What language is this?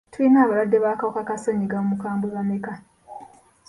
Ganda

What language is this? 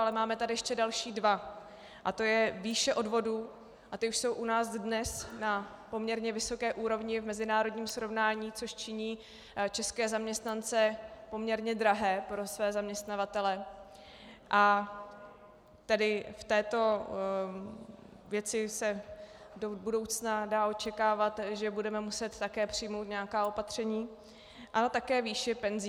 Czech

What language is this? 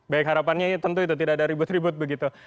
Indonesian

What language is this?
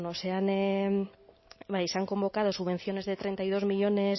Spanish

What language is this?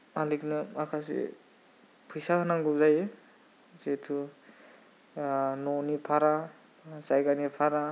Bodo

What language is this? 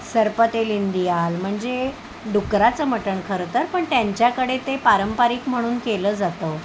Marathi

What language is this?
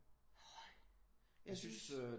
Danish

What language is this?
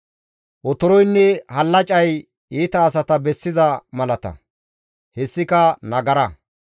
Gamo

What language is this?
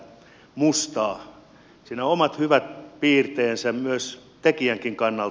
Finnish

